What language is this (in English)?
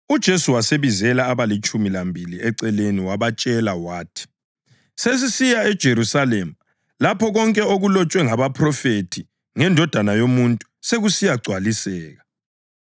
North Ndebele